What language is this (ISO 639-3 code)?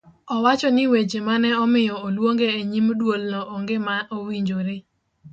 luo